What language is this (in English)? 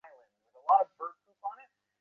Bangla